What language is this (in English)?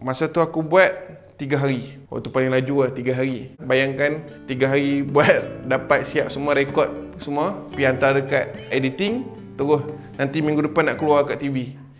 Malay